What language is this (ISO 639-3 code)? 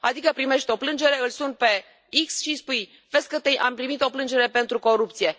ron